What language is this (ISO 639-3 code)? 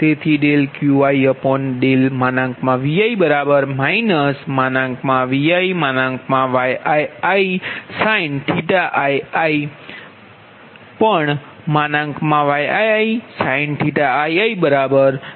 guj